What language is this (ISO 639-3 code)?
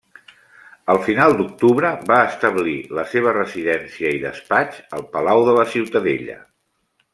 cat